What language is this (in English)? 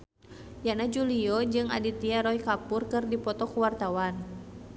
Sundanese